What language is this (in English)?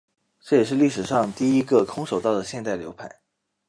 Chinese